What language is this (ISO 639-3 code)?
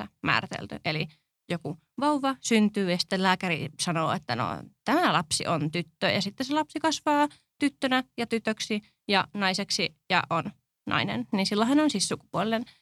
fin